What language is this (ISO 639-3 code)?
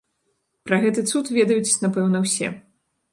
bel